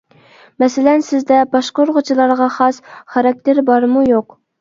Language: Uyghur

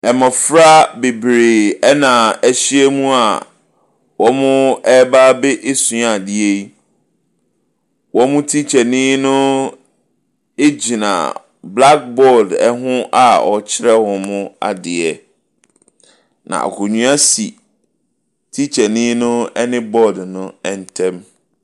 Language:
Akan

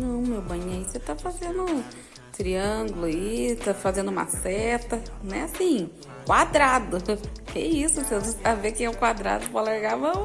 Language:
Portuguese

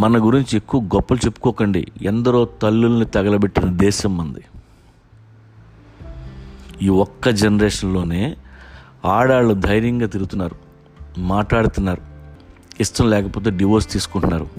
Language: Telugu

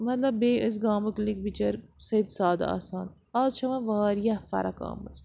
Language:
Kashmiri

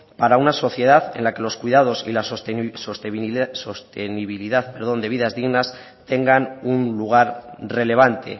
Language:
Spanish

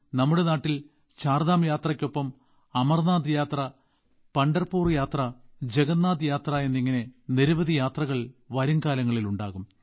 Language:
Malayalam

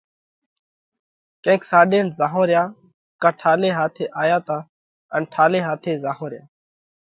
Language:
Parkari Koli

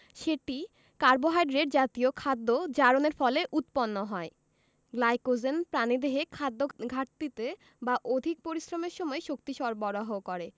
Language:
Bangla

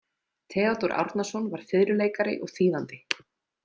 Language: Icelandic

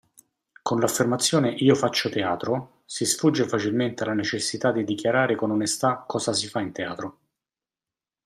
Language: Italian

